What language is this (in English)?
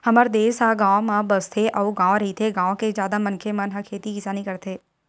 Chhattisgarhi